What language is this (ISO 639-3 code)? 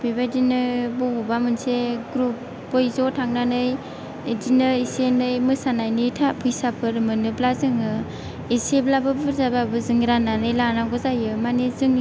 brx